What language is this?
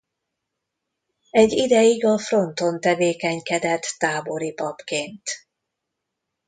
Hungarian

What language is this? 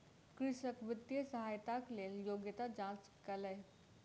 Maithili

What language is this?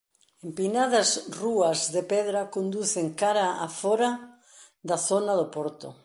Galician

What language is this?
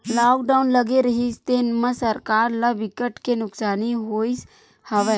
Chhattisgarhi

